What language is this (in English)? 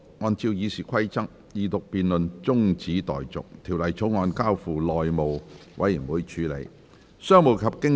Cantonese